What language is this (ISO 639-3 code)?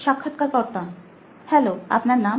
ben